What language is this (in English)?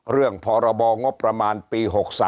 Thai